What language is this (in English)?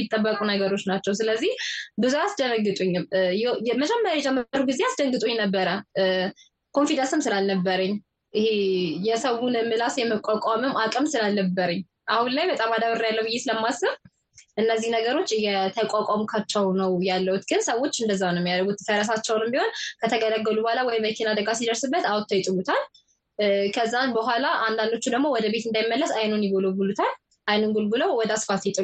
Amharic